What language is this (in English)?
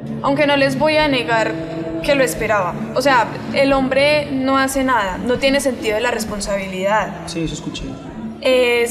Spanish